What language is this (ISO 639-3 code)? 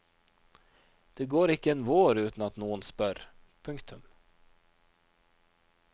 nor